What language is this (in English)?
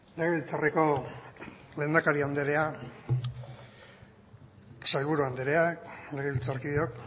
Basque